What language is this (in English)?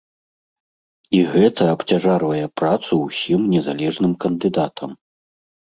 Belarusian